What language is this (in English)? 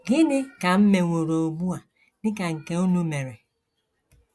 Igbo